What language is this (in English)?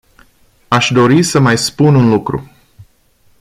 Romanian